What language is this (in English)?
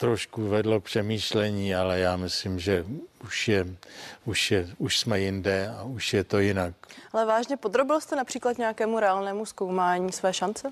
Czech